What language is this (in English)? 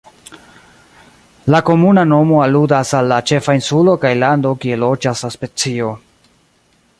Esperanto